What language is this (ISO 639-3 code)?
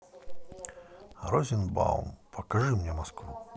rus